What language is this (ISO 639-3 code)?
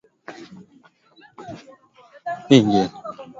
swa